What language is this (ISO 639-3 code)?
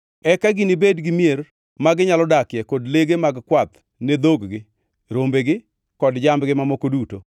luo